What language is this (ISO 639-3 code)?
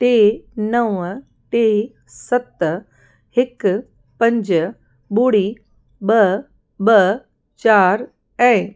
snd